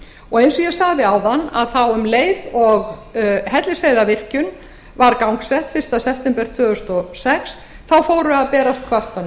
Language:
Icelandic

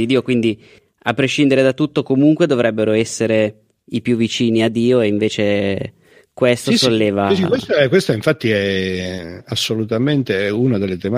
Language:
Italian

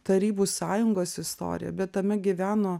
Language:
Lithuanian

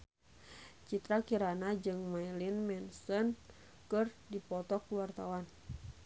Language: Sundanese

